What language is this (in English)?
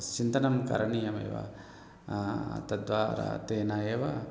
Sanskrit